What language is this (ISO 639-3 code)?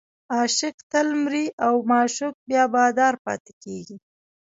pus